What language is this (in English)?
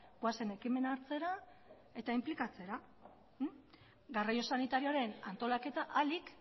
Basque